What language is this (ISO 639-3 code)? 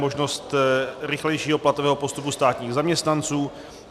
ces